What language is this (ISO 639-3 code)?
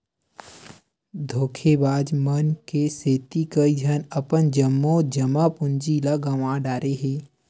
hne